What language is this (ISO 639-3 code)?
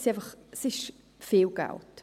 gsw